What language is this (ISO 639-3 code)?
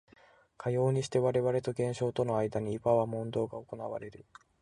jpn